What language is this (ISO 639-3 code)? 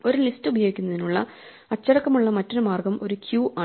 mal